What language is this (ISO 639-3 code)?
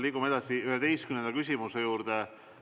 est